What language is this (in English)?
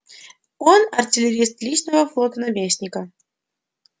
Russian